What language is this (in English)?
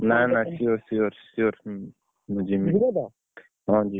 Odia